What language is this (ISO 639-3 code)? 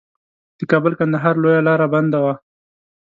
pus